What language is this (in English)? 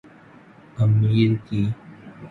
Urdu